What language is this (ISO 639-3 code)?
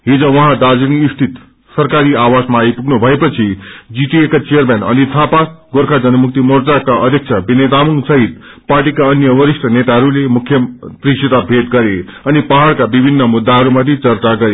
nep